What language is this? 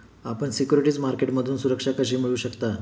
Marathi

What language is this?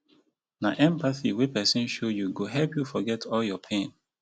Nigerian Pidgin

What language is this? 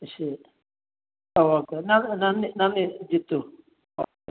Malayalam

